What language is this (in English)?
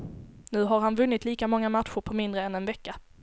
Swedish